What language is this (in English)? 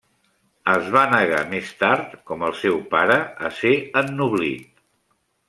Catalan